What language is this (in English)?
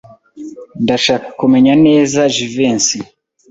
Kinyarwanda